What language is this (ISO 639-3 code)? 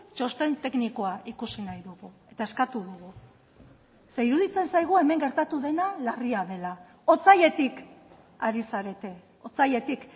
eus